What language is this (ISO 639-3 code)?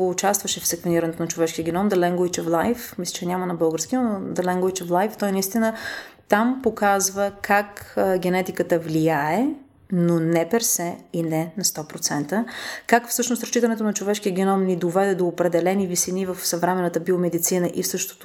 bul